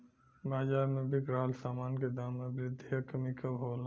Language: Bhojpuri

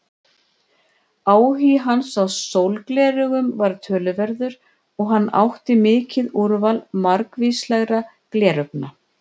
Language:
Icelandic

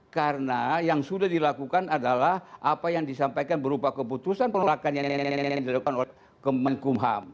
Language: Indonesian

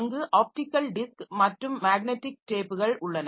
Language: Tamil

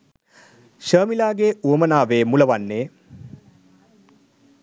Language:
Sinhala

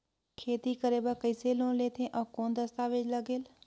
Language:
Chhattisgarhi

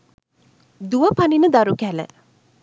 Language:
Sinhala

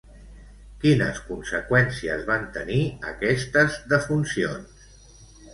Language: Catalan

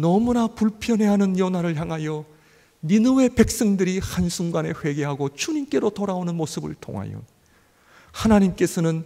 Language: Korean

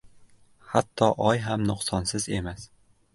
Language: Uzbek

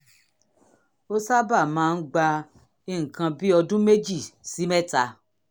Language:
Yoruba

